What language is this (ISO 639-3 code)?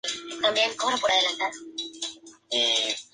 spa